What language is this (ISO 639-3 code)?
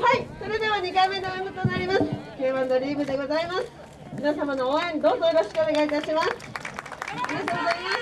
jpn